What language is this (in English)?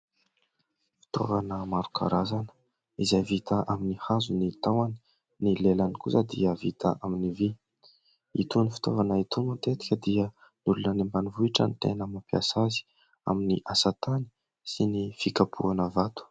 Malagasy